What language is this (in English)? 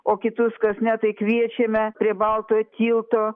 Lithuanian